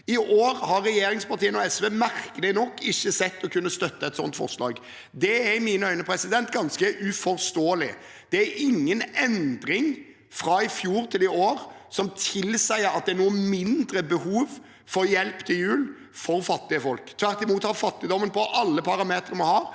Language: Norwegian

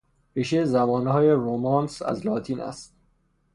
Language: Persian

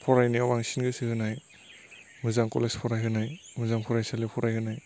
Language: Bodo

